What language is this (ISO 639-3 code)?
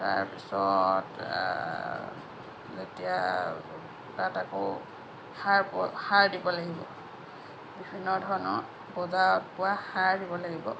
asm